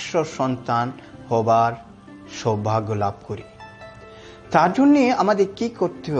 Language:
Hindi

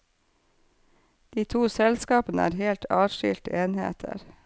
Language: Norwegian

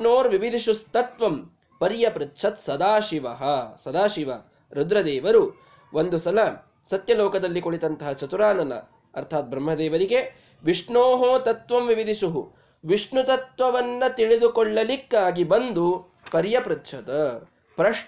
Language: Kannada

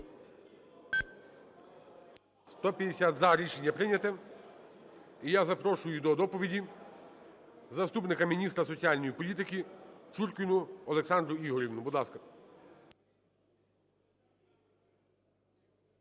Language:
Ukrainian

